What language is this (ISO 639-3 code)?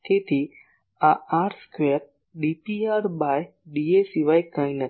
guj